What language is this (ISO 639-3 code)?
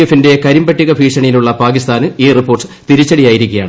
mal